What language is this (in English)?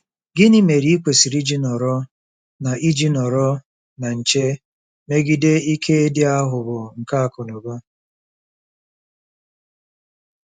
Igbo